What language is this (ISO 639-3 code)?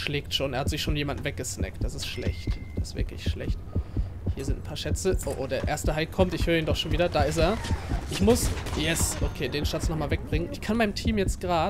deu